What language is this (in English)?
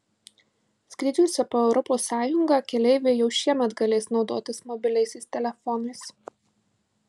Lithuanian